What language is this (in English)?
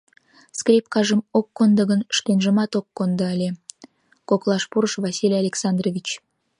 Mari